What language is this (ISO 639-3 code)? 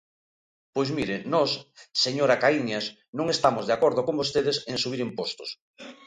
glg